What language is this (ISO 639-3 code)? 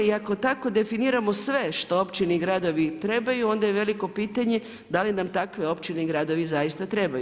hrv